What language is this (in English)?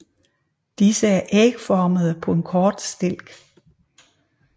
Danish